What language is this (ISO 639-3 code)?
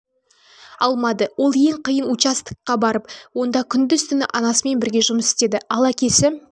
kaz